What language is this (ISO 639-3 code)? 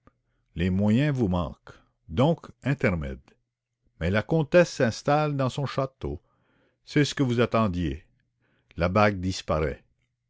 fra